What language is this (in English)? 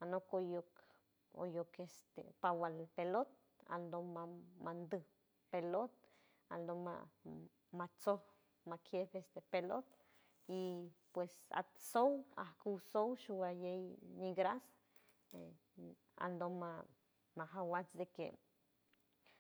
San Francisco Del Mar Huave